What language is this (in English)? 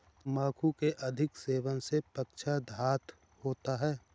Hindi